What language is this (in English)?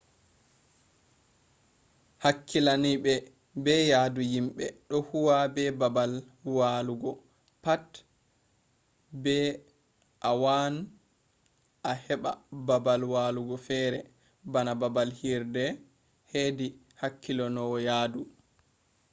Fula